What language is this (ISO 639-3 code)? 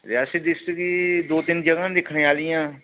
doi